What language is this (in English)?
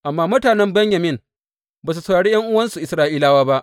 Hausa